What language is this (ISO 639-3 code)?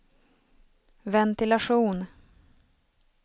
swe